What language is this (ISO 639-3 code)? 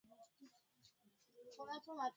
swa